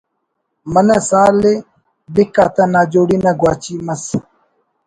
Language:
Brahui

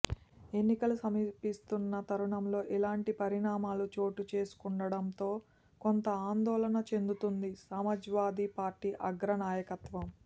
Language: Telugu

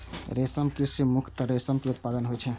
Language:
Maithili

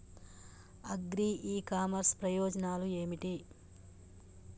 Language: Telugu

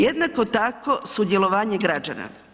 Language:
Croatian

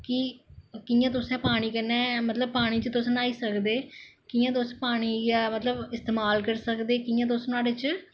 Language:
Dogri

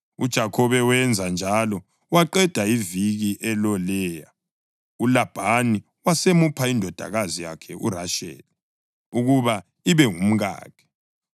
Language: North Ndebele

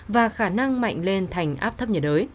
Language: Vietnamese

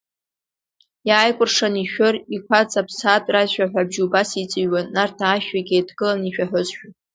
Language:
Abkhazian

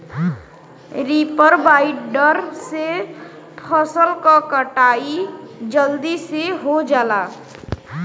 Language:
Bhojpuri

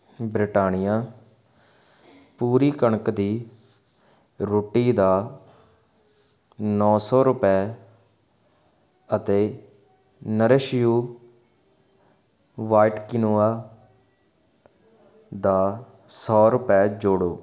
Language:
Punjabi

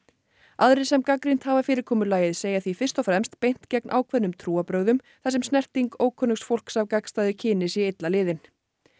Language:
Icelandic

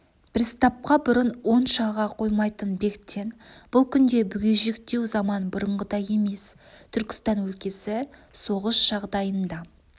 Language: Kazakh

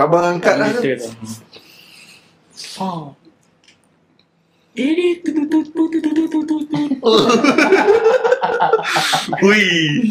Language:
Malay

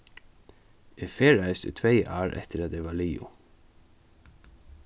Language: Faroese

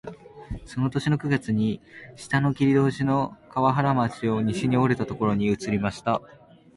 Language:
Japanese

